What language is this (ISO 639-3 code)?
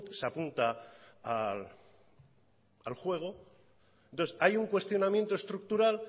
spa